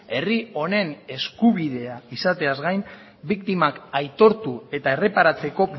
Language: Basque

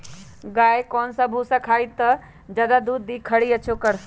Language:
Magahi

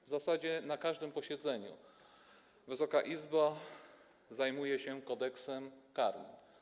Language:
Polish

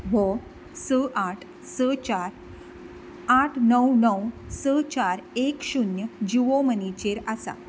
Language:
Konkani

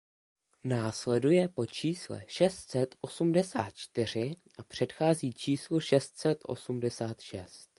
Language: Czech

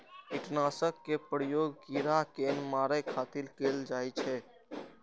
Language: Maithili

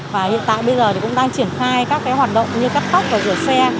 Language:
Vietnamese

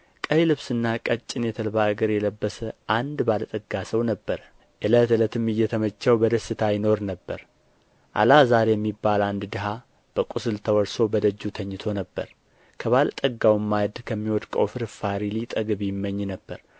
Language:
Amharic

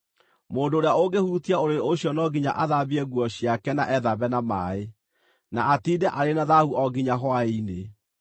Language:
Kikuyu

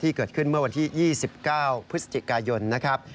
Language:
Thai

